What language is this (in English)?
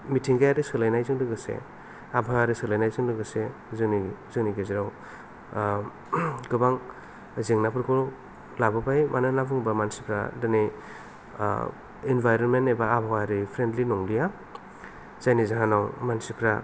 Bodo